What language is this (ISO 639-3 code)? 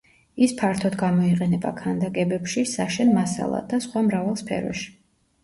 kat